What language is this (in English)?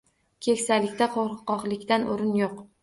Uzbek